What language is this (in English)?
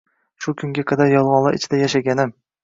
Uzbek